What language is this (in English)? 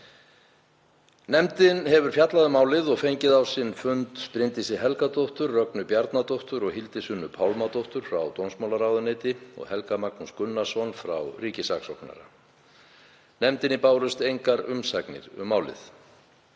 Icelandic